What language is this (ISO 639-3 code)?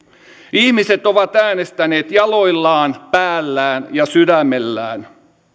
fin